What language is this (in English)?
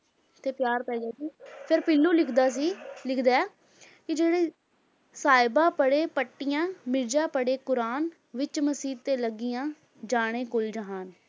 Punjabi